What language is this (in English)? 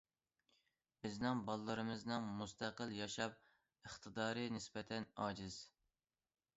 Uyghur